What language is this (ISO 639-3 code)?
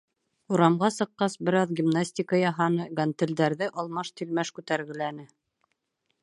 bak